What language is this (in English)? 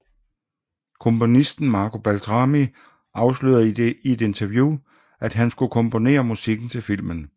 Danish